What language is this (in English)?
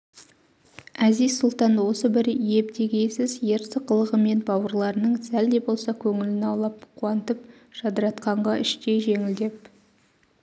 Kazakh